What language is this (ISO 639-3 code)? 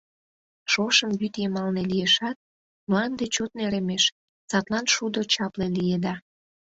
chm